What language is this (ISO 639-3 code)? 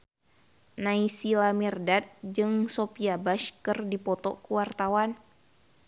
sun